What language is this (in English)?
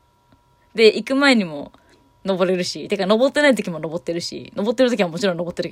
Japanese